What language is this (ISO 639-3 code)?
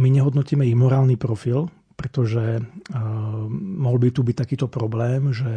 slk